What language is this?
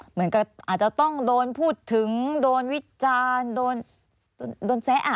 Thai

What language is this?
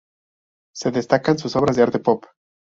Spanish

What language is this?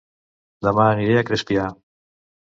Catalan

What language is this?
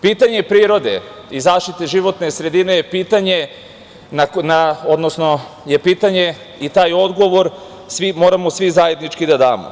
Serbian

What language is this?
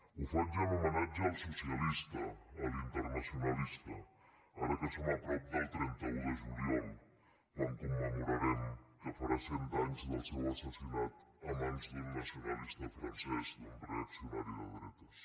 Catalan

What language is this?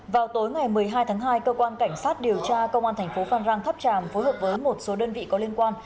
Vietnamese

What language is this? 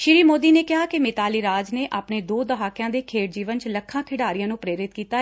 Punjabi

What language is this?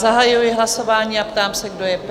Czech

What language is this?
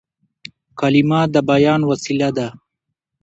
Pashto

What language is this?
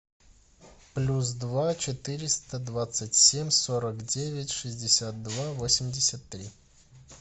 Russian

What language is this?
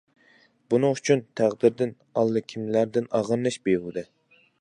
Uyghur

